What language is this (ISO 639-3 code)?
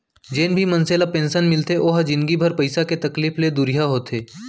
hne